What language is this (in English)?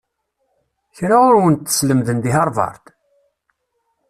Kabyle